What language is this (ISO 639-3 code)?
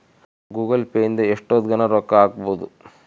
kan